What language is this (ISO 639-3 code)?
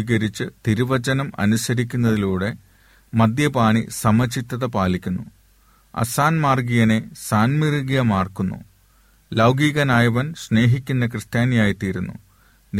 mal